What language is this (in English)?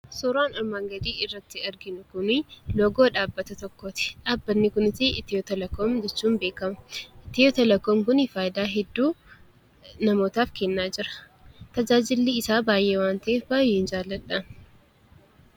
Oromo